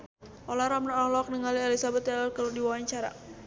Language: Sundanese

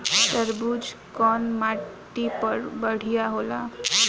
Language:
Bhojpuri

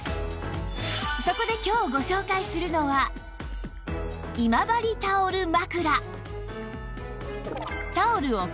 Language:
Japanese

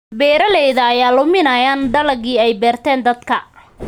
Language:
Somali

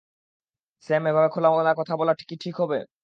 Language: Bangla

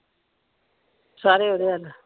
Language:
Punjabi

